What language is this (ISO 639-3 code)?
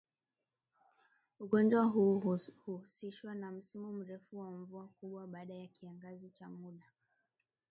swa